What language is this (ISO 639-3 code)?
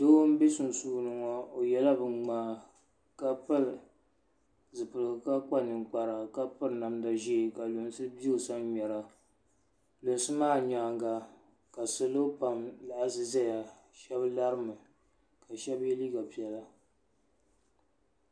dag